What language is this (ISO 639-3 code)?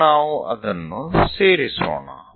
kan